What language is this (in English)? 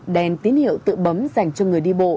Vietnamese